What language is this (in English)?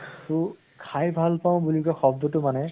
Assamese